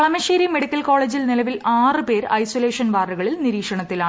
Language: Malayalam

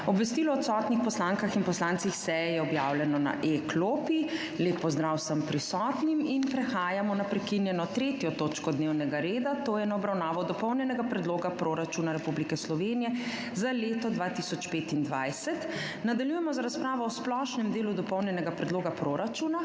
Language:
Slovenian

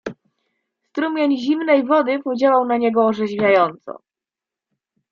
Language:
Polish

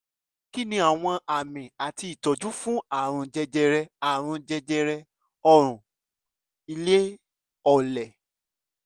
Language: Yoruba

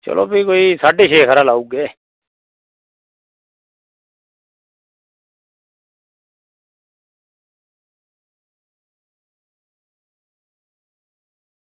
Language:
Dogri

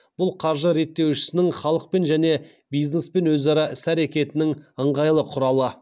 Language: Kazakh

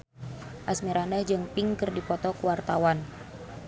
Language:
Sundanese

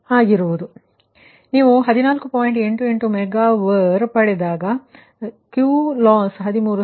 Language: Kannada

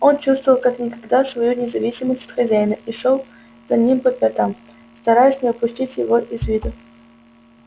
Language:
Russian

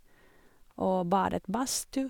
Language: Norwegian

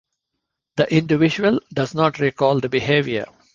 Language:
English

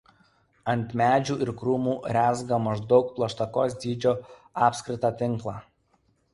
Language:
Lithuanian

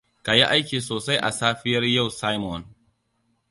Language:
Hausa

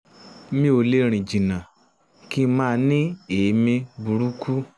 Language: Yoruba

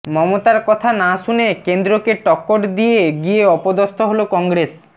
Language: Bangla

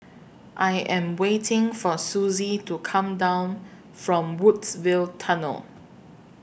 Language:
English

